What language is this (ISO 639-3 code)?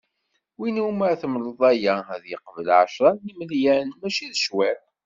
kab